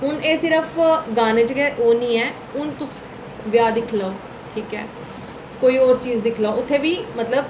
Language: Dogri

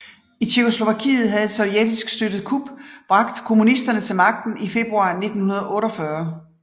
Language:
Danish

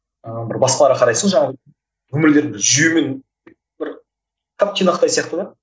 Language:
Kazakh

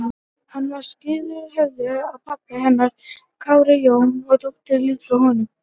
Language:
Icelandic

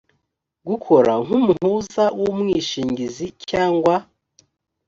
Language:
Kinyarwanda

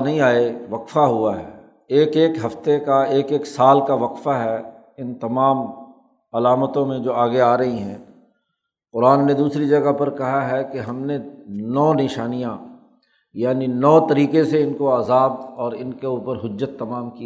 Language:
Urdu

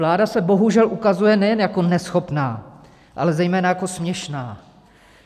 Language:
Czech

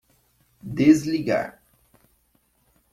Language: Portuguese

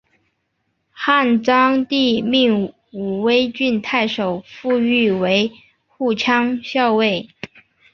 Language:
Chinese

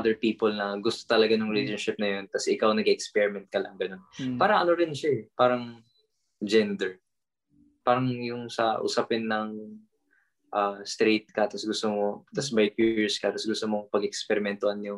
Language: Filipino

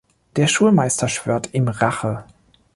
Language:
German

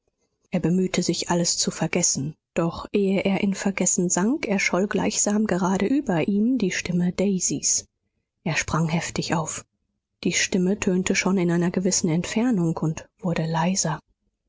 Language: German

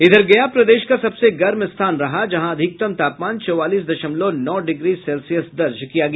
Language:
Hindi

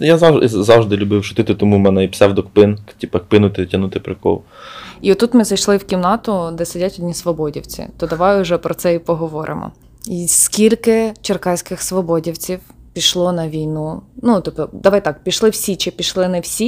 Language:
Ukrainian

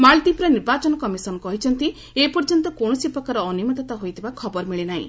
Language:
Odia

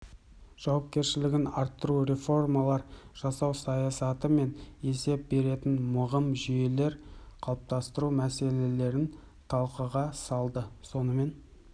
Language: Kazakh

